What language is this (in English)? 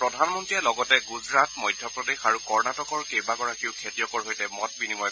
Assamese